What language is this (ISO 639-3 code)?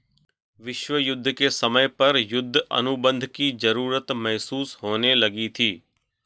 hin